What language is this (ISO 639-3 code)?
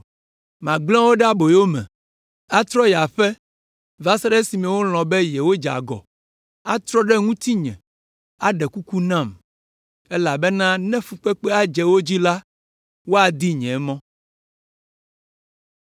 ewe